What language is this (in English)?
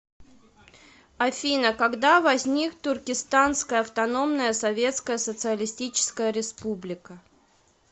Russian